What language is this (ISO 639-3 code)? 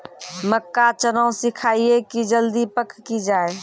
mai